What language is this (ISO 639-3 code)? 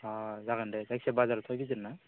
brx